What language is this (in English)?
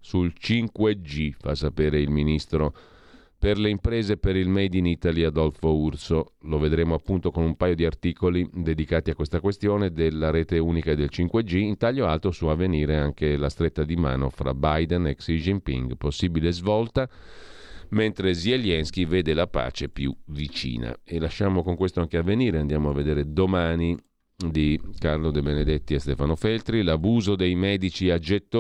Italian